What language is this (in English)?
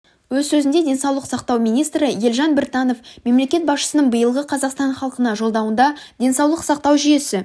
Kazakh